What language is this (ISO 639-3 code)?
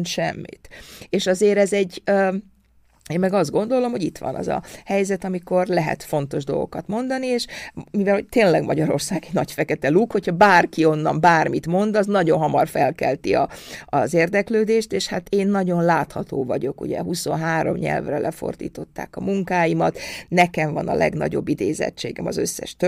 hun